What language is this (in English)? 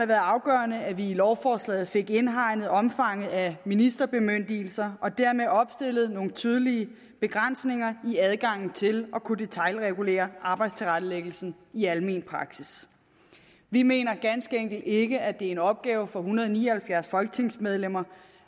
Danish